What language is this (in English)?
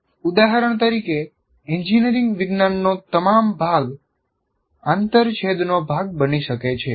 Gujarati